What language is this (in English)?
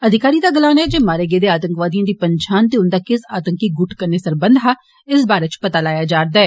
Dogri